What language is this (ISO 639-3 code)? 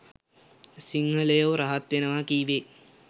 sin